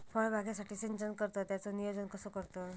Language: Marathi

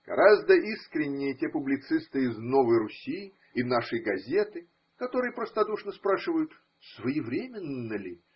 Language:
Russian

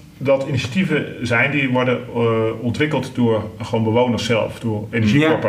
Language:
Dutch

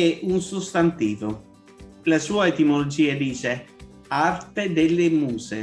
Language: Italian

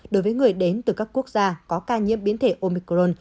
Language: Vietnamese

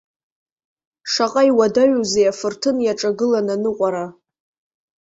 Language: Abkhazian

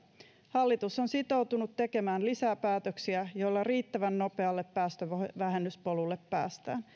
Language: Finnish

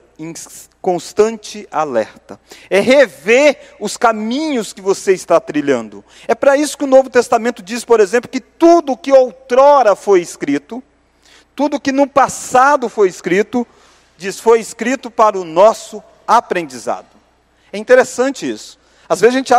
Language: Portuguese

